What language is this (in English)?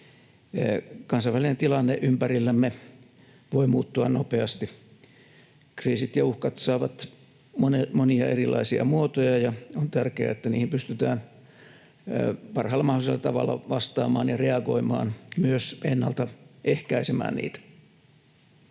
Finnish